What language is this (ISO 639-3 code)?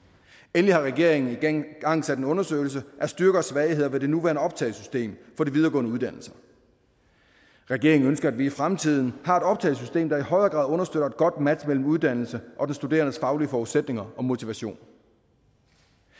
dan